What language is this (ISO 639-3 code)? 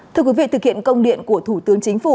vie